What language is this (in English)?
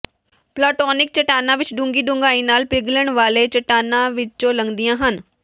Punjabi